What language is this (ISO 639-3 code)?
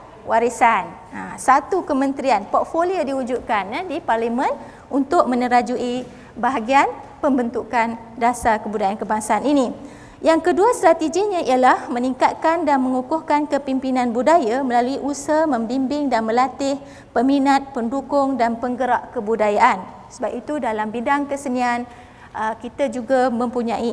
msa